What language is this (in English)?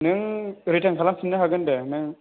Bodo